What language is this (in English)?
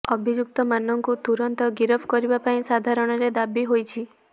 Odia